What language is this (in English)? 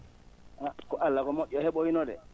Fula